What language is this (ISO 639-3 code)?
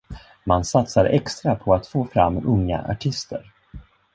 swe